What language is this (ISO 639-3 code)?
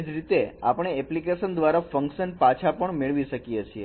guj